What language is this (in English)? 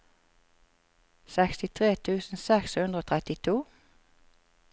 Norwegian